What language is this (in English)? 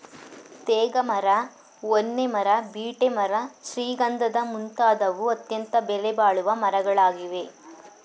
Kannada